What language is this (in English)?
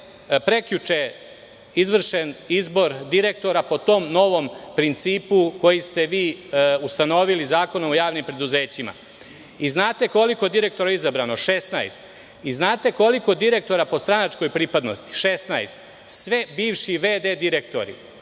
Serbian